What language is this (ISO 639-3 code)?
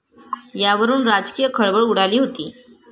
mar